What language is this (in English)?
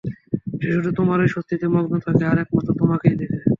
Bangla